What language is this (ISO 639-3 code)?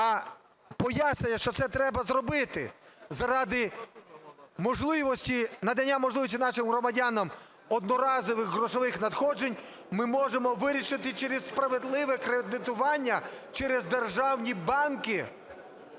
ukr